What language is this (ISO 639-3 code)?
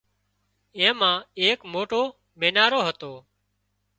kxp